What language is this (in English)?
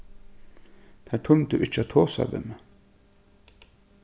Faroese